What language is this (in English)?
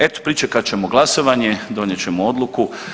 Croatian